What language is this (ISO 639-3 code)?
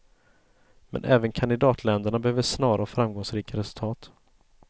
swe